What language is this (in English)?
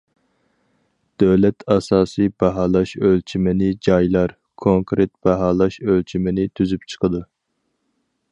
Uyghur